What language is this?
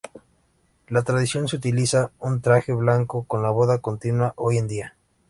Spanish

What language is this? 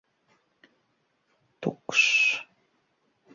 Latvian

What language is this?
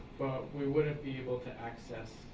English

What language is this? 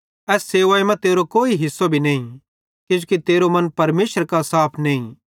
Bhadrawahi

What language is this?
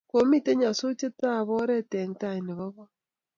Kalenjin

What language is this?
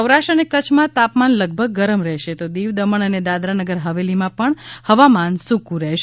Gujarati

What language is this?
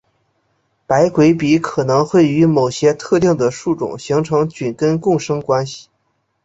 Chinese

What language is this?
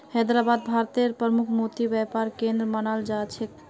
Magahi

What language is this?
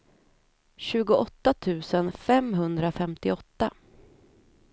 Swedish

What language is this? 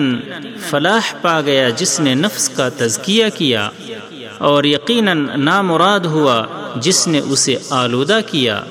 Urdu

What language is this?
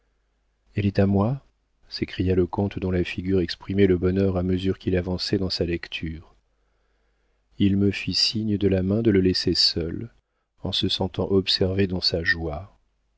French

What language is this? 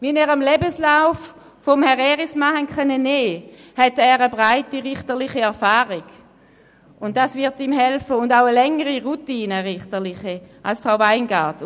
Swiss German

